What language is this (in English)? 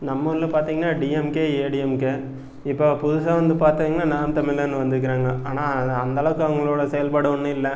Tamil